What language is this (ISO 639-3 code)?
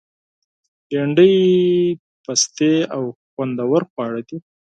pus